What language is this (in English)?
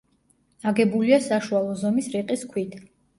Georgian